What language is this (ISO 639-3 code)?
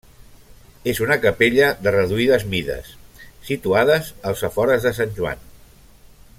cat